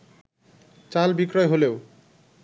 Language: Bangla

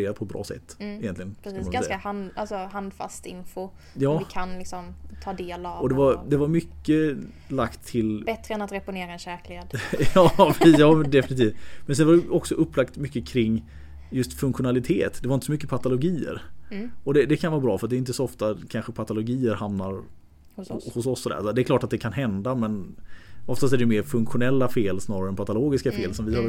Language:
Swedish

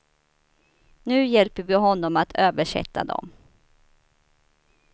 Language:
Swedish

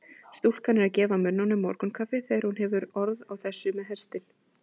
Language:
Icelandic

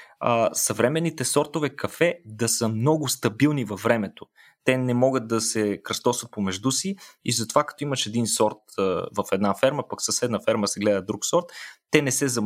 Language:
Bulgarian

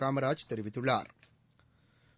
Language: Tamil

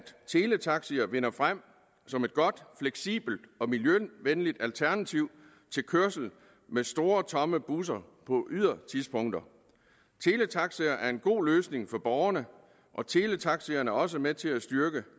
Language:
Danish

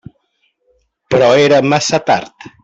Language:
Catalan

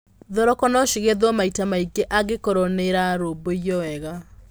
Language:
Kikuyu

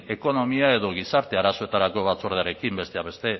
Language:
Basque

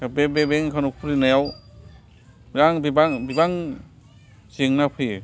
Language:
Bodo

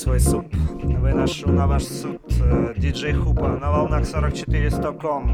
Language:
Russian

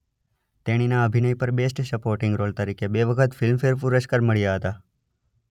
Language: Gujarati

